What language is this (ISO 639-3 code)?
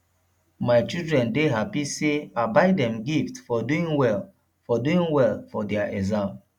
pcm